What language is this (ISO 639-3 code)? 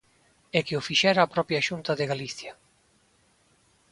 glg